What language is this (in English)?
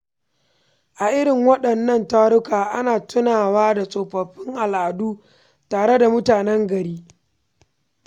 Hausa